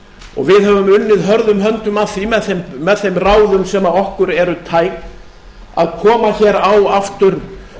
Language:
Icelandic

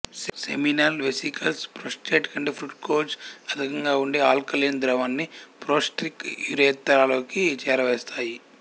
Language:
Telugu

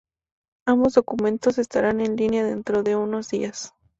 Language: Spanish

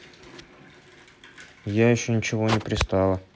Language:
Russian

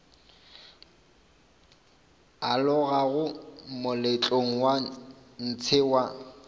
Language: Northern Sotho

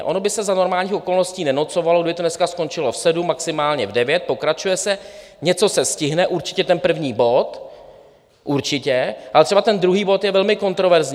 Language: Czech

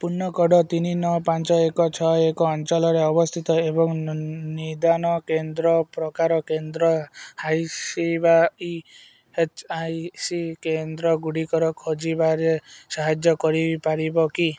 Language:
Odia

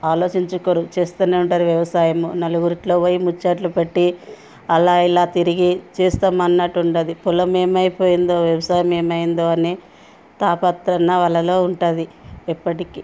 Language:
Telugu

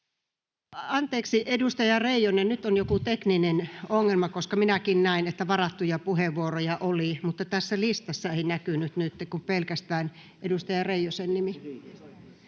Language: Finnish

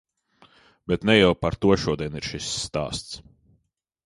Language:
Latvian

